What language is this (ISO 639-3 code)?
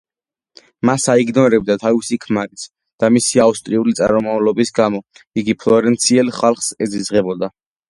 kat